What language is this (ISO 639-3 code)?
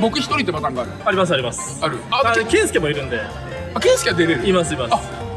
jpn